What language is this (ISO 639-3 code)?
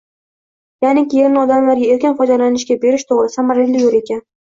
uzb